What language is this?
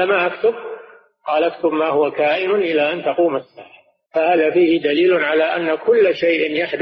Arabic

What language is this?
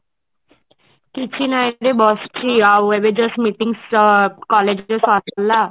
Odia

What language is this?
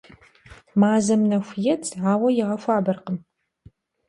Kabardian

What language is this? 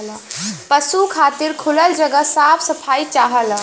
Bhojpuri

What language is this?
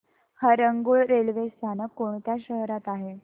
Marathi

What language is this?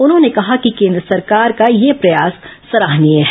Hindi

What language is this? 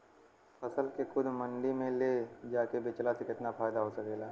Bhojpuri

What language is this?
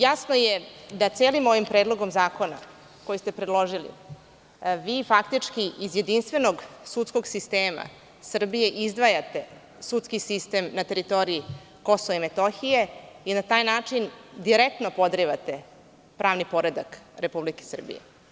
Serbian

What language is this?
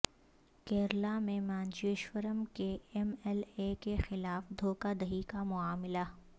Urdu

